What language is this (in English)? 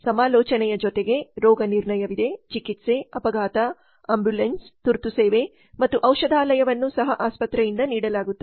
Kannada